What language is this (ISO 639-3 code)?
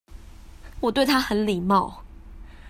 zho